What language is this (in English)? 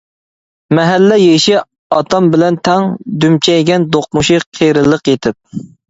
Uyghur